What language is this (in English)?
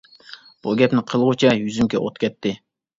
Uyghur